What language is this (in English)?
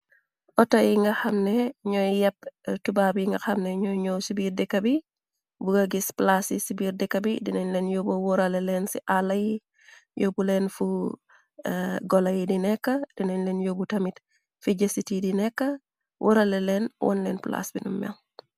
Wolof